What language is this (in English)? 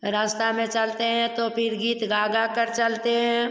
Hindi